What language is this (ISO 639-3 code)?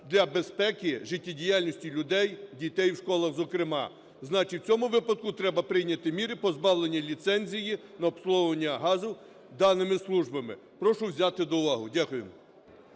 ukr